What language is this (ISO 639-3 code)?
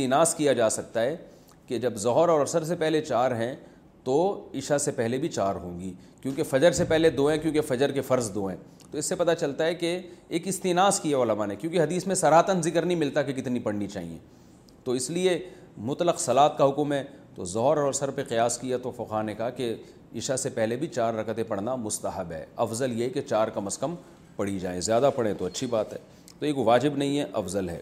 urd